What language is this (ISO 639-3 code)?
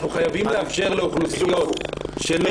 heb